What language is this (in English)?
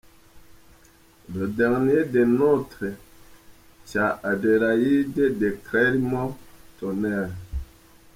Kinyarwanda